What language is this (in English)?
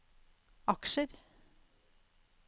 Norwegian